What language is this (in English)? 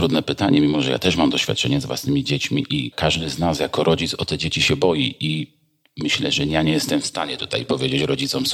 Polish